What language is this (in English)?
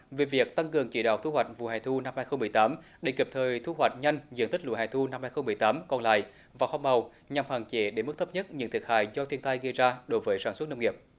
Vietnamese